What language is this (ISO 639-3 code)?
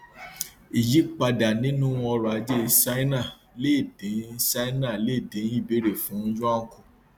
yor